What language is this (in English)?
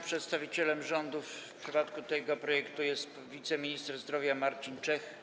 Polish